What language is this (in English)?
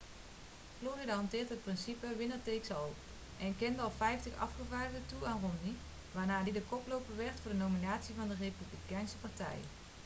Dutch